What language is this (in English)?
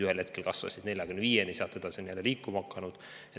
Estonian